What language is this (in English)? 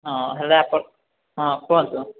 Odia